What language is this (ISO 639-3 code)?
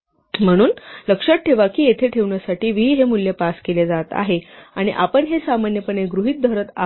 mar